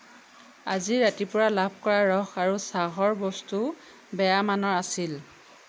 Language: Assamese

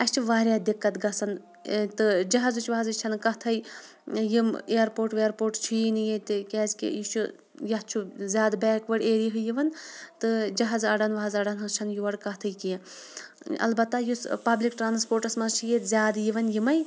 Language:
Kashmiri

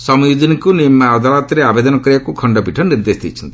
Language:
Odia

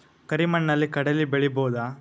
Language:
Kannada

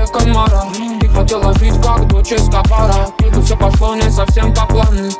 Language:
Turkish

